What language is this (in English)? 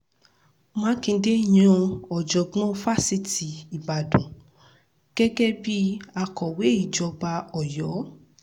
Yoruba